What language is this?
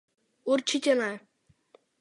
Czech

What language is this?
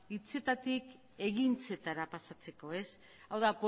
Basque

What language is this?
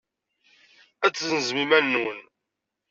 Kabyle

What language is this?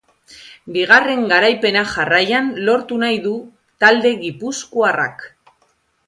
Basque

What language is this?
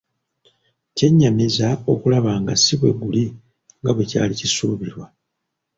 Ganda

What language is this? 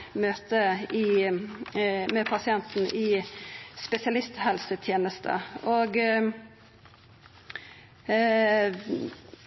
Norwegian Nynorsk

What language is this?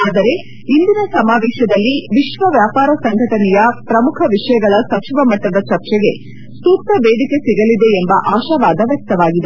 Kannada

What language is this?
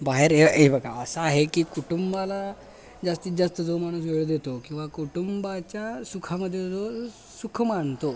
Marathi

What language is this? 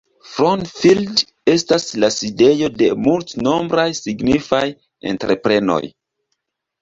Esperanto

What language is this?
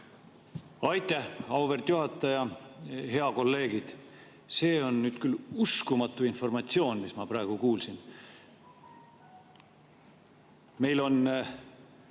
Estonian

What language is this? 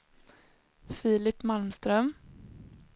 Swedish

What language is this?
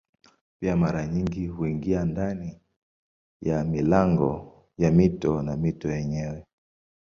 Swahili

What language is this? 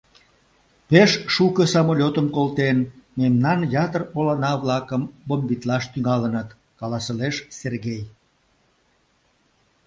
Mari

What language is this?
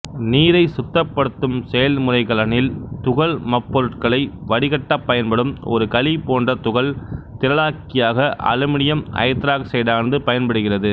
Tamil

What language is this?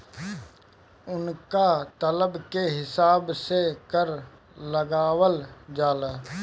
Bhojpuri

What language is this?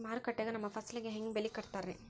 Kannada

